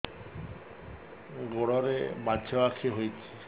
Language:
Odia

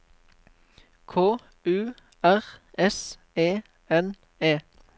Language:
Norwegian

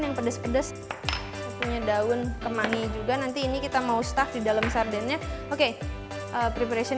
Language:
Indonesian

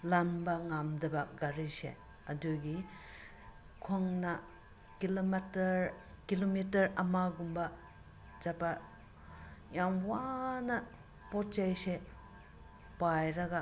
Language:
Manipuri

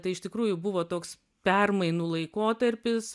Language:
Lithuanian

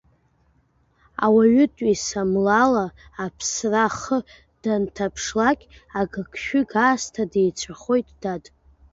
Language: Abkhazian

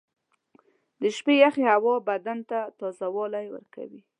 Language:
Pashto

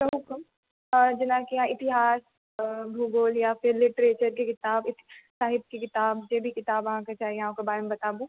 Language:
Maithili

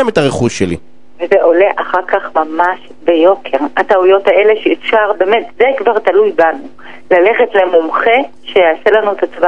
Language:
Hebrew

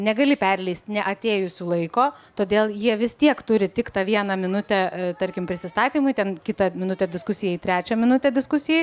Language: Lithuanian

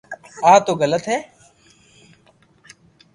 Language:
Loarki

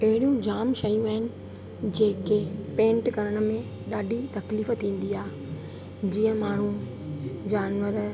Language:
Sindhi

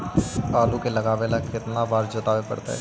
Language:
Magahi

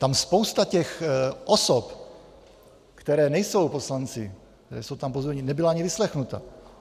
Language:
Czech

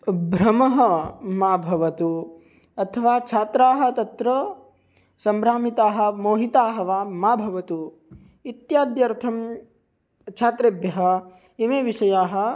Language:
Sanskrit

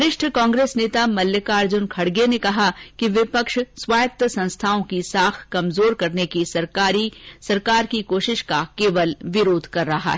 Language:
Hindi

